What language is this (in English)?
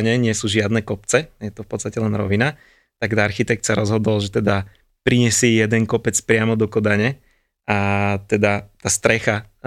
Slovak